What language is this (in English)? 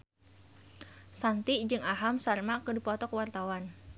Sundanese